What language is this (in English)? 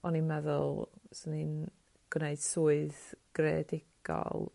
Welsh